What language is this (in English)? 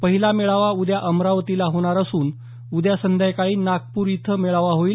Marathi